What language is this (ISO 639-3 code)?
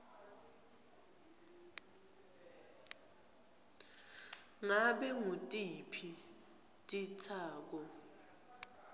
ssw